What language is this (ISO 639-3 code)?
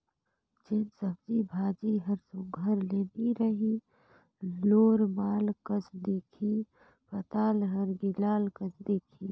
hne